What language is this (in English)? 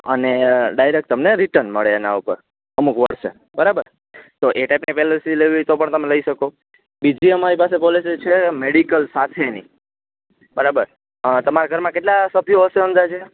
Gujarati